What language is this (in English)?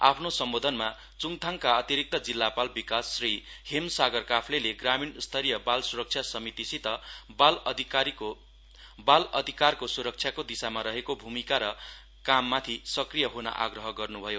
Nepali